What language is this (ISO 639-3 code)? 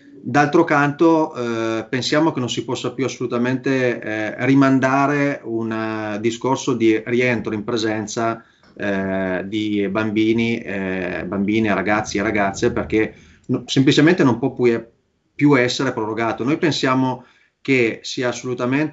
ita